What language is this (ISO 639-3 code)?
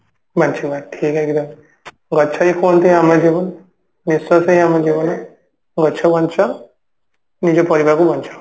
ori